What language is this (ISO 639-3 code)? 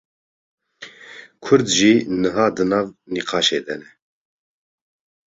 kur